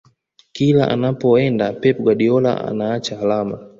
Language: Swahili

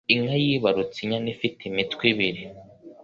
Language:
Kinyarwanda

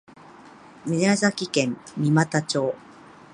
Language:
Japanese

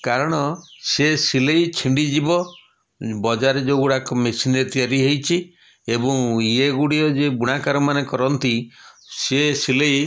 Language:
Odia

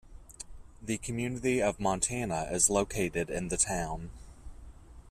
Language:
English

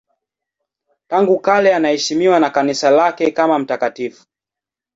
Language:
Swahili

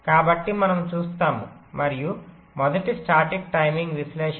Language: Telugu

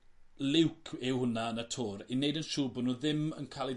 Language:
Welsh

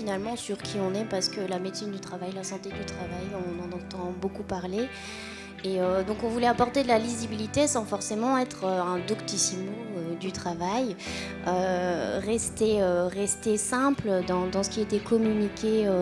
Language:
French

